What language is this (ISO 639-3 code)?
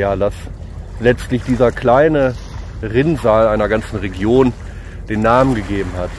deu